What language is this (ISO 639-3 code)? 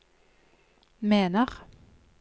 nor